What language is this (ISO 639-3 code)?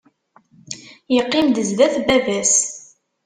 kab